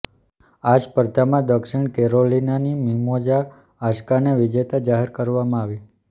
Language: Gujarati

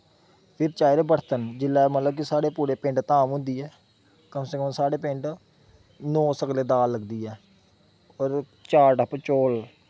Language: Dogri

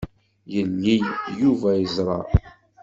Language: Kabyle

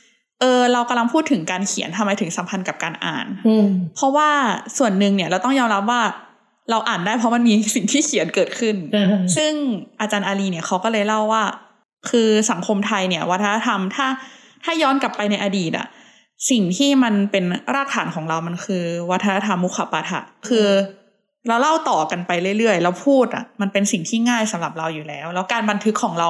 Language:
Thai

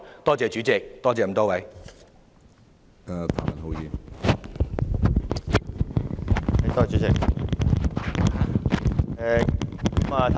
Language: Cantonese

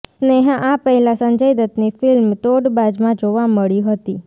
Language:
Gujarati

